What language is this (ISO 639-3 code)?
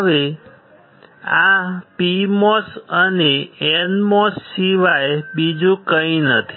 guj